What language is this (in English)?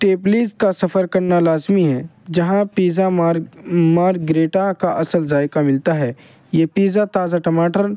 Urdu